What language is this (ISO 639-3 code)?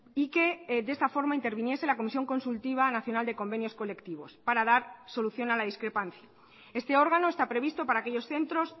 spa